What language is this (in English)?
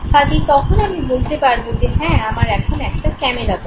Bangla